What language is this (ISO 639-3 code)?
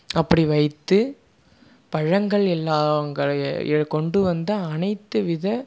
tam